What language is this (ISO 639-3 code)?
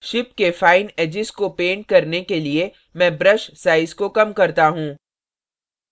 hin